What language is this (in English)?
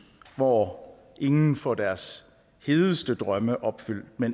Danish